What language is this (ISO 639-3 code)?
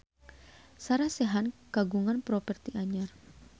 sun